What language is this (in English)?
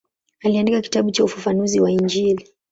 Swahili